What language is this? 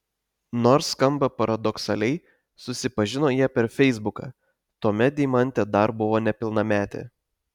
Lithuanian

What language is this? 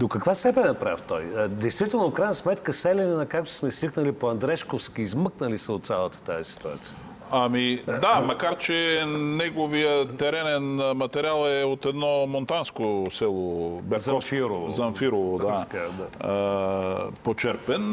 Bulgarian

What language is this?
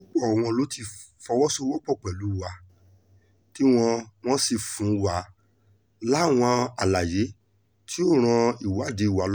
Yoruba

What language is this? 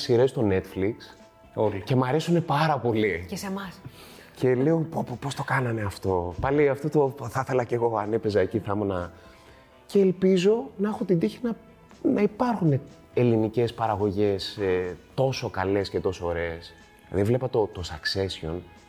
Greek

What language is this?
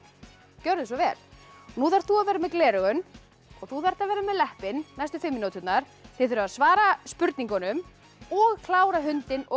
Icelandic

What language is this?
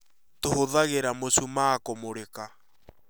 Kikuyu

